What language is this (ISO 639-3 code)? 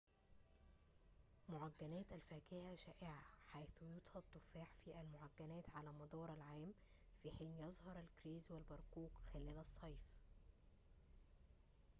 ara